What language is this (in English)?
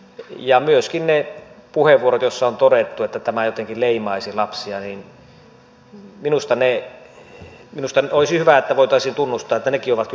Finnish